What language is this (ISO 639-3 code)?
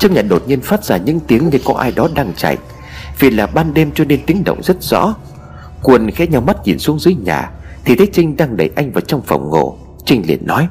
vie